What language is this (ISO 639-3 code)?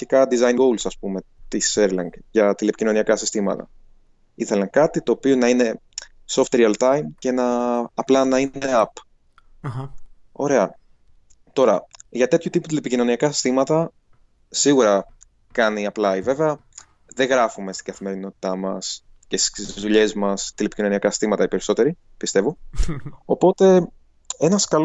ell